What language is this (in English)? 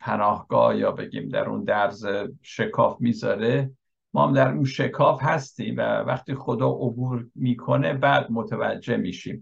Persian